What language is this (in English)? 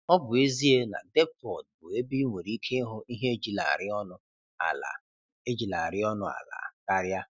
Igbo